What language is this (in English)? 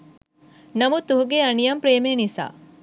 Sinhala